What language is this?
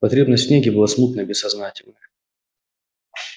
Russian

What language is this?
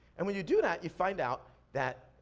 English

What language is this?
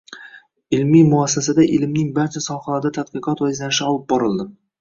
Uzbek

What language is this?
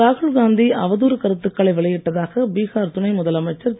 Tamil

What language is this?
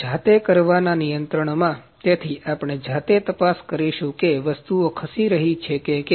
Gujarati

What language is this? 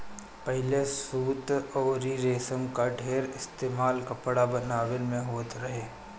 Bhojpuri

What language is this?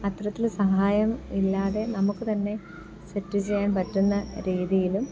Malayalam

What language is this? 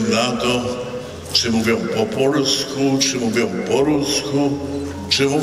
Polish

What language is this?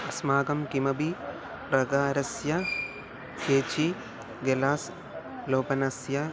Sanskrit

